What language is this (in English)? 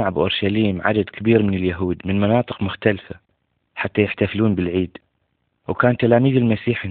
Arabic